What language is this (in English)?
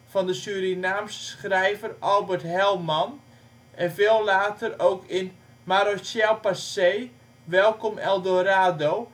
Dutch